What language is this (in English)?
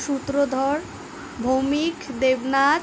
Bangla